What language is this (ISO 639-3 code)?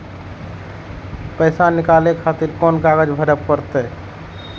mai